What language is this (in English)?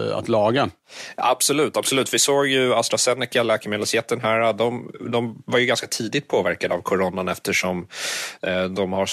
Swedish